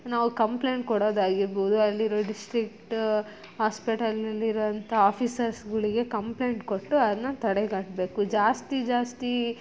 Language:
Kannada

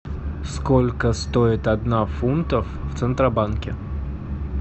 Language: Russian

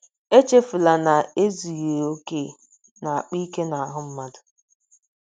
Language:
Igbo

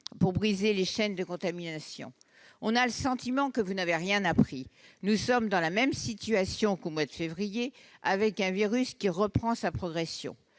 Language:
French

